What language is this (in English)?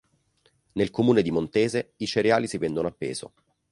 Italian